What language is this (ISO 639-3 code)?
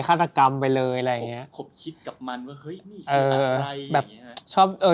tha